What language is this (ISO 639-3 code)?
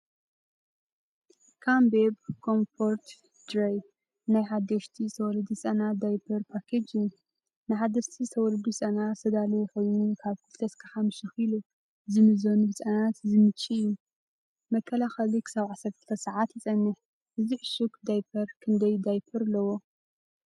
tir